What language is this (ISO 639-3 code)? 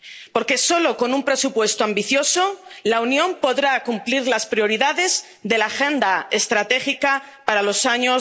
spa